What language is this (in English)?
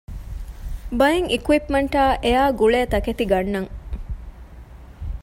Divehi